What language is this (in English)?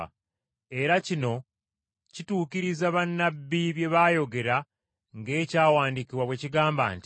Ganda